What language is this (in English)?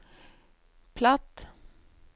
Norwegian